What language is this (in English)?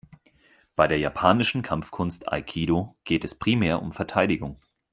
German